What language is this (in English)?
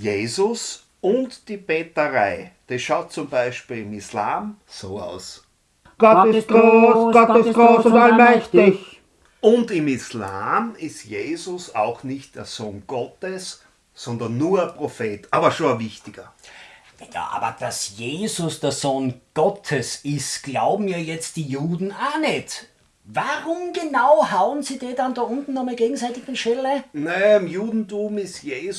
German